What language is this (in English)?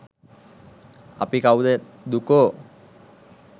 Sinhala